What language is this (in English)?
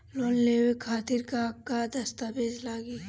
Bhojpuri